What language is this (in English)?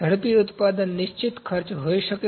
Gujarati